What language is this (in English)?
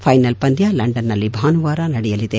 Kannada